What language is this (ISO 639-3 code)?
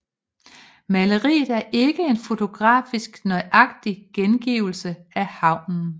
dan